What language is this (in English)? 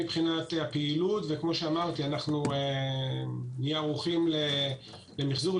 Hebrew